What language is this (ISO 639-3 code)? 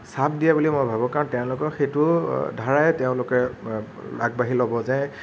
asm